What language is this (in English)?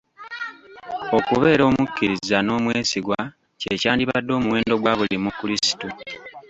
Ganda